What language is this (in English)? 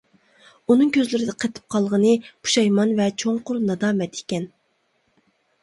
Uyghur